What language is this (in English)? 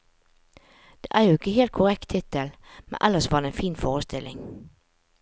Norwegian